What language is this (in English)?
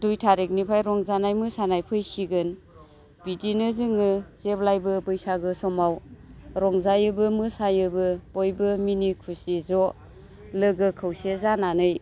Bodo